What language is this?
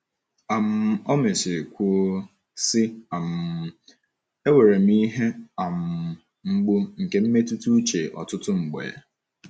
Igbo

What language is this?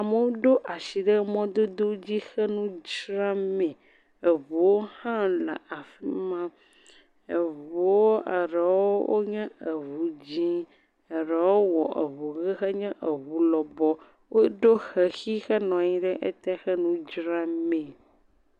Ewe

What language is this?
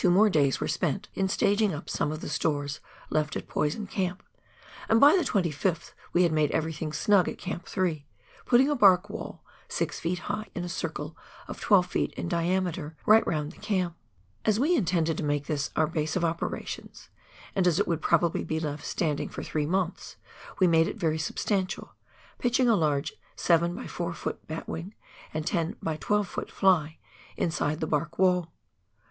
English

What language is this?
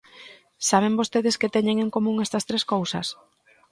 Galician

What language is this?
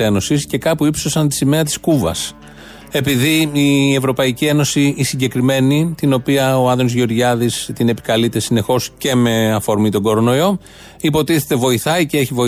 Greek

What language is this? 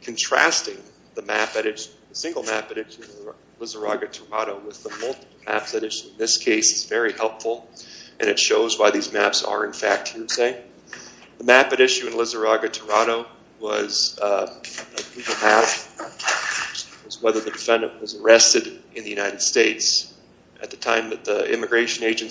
English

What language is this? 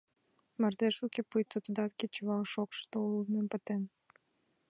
Mari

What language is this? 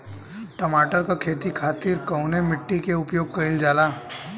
Bhojpuri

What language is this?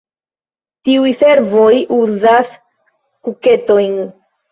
Esperanto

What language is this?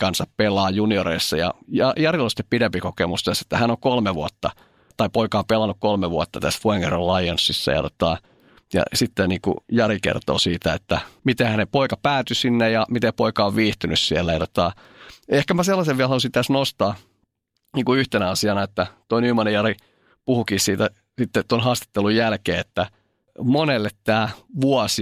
Finnish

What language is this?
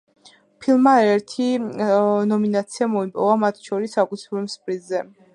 Georgian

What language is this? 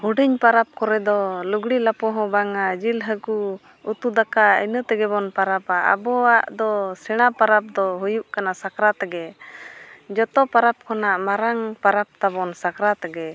Santali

